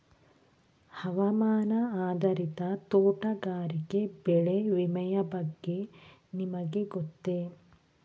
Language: Kannada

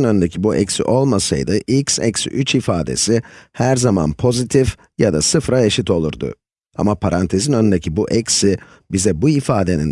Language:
Turkish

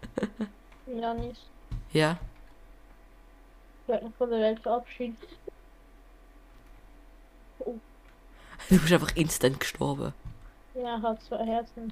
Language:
German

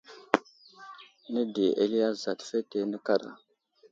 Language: Wuzlam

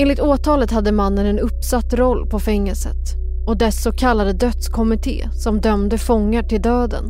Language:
Swedish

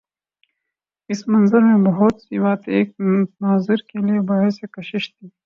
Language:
Urdu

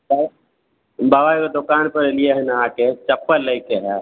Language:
Maithili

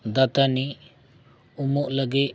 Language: Santali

